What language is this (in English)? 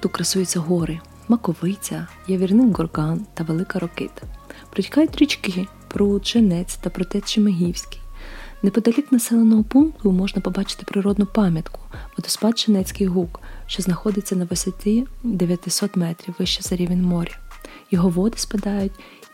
Ukrainian